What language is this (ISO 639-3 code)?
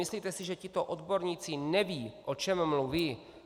ces